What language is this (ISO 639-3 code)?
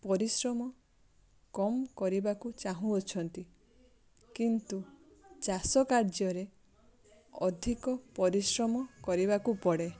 ori